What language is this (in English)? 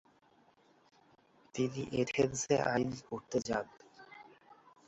Bangla